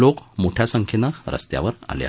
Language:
Marathi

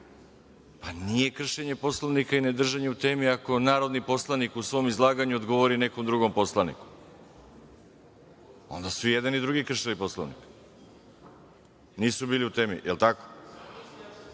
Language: Serbian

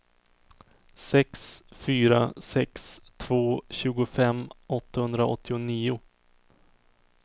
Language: Swedish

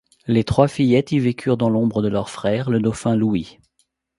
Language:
French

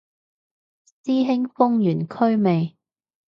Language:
Cantonese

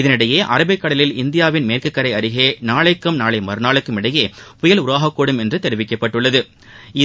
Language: Tamil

